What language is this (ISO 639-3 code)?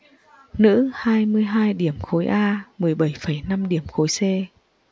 vie